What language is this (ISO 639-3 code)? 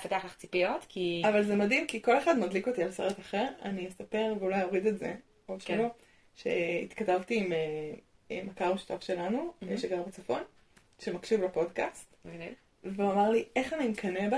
heb